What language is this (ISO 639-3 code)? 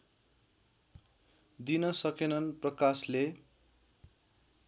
nep